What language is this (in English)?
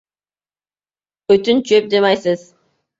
Uzbek